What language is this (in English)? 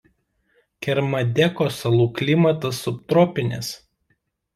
Lithuanian